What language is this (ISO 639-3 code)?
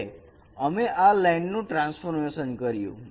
guj